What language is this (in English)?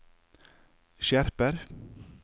Norwegian